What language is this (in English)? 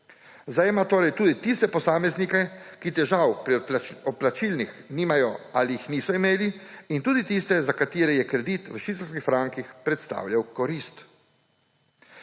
Slovenian